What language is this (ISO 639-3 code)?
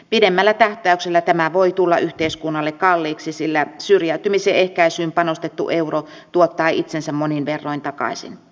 fin